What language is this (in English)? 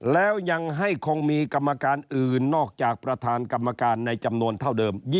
Thai